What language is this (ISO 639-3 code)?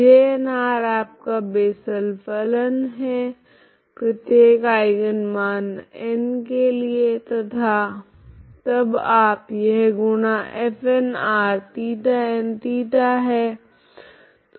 hin